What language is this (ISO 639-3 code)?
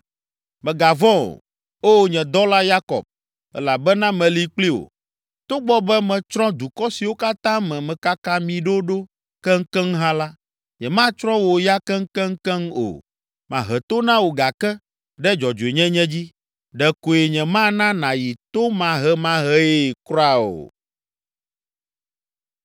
ewe